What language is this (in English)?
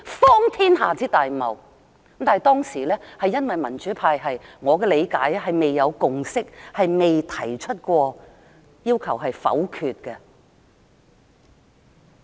Cantonese